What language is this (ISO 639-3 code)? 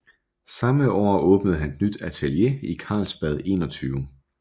dan